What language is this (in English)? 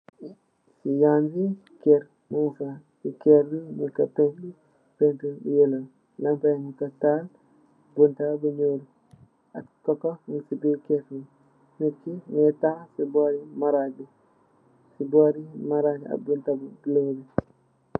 Wolof